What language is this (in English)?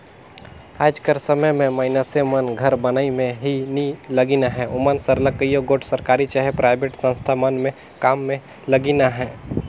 Chhattisgarhi